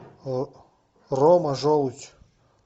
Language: Russian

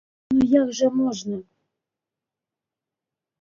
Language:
Belarusian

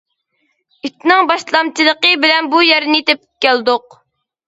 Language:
Uyghur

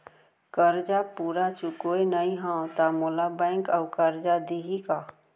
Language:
Chhattisgarhi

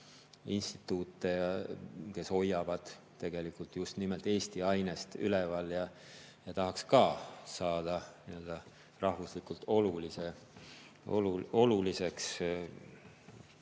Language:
Estonian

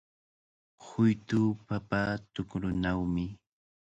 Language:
Cajatambo North Lima Quechua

